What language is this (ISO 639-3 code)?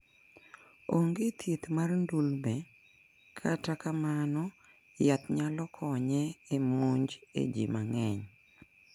luo